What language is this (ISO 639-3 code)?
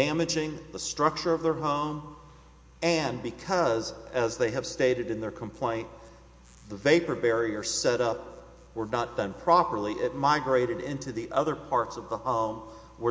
eng